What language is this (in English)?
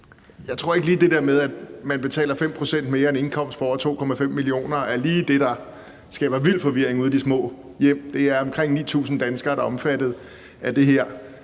Danish